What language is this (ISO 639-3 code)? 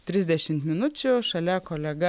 lit